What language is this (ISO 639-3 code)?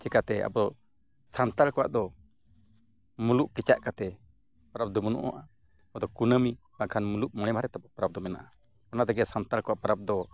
sat